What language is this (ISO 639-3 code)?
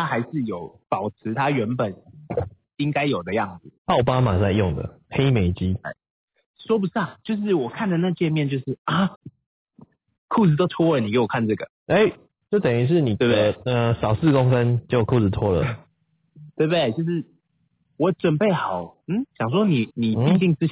zho